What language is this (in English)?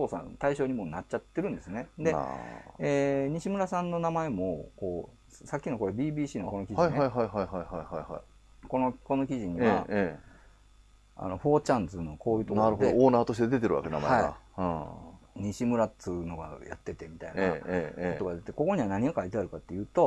Japanese